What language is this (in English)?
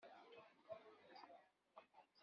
Kabyle